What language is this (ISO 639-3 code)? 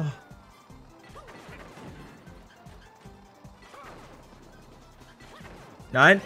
deu